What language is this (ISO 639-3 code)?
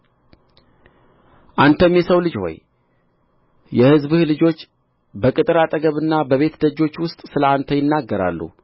amh